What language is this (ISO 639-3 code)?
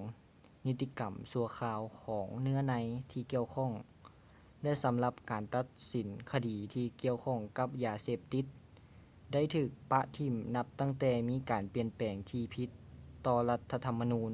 lao